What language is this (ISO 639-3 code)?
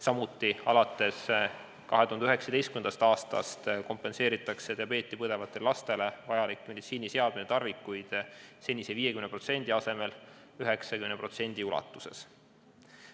est